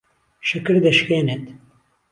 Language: Central Kurdish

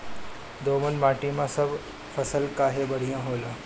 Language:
Bhojpuri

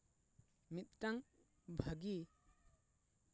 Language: Santali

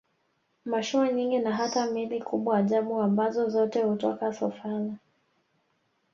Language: Swahili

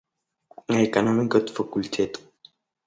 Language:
Abkhazian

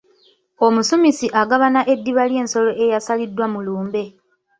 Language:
Ganda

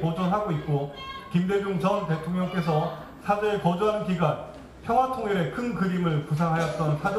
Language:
Korean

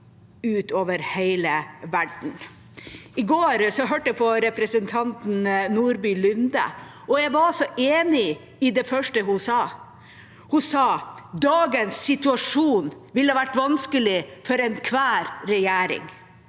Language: Norwegian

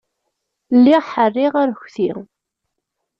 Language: Kabyle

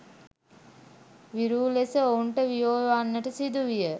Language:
Sinhala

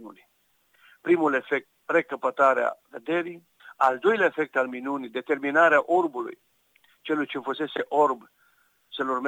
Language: Romanian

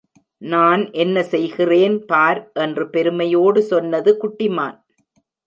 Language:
Tamil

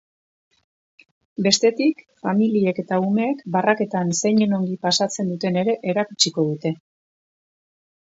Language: Basque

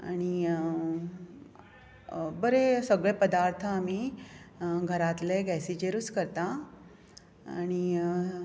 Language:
Konkani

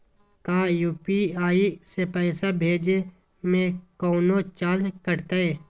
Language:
Magahi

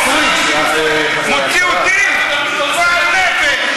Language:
Hebrew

